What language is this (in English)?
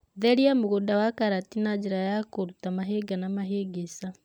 Kikuyu